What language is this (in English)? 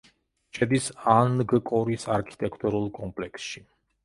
Georgian